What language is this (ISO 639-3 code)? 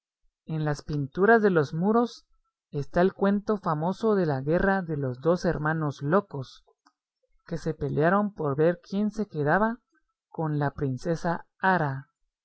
spa